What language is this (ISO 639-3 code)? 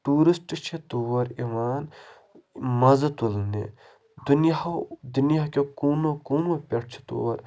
kas